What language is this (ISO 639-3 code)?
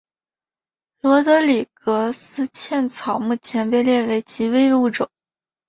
zho